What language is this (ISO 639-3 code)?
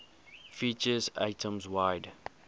eng